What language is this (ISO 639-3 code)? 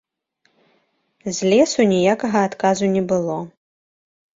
bel